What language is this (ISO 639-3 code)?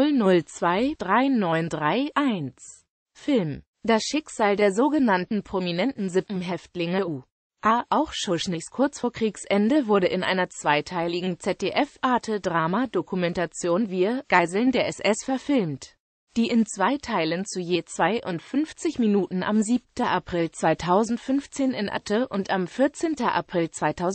deu